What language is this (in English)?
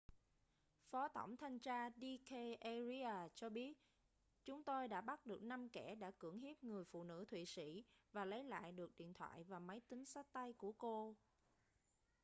Vietnamese